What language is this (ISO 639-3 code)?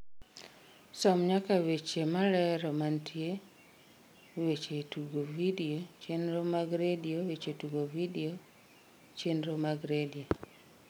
luo